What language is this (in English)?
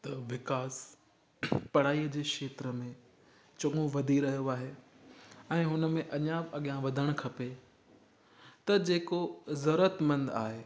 Sindhi